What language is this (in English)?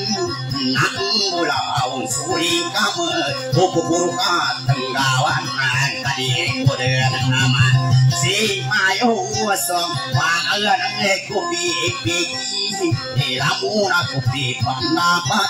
Thai